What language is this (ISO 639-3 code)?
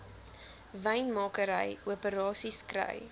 afr